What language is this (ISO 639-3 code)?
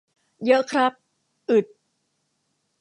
tha